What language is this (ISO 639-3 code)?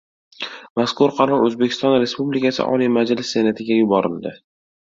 uzb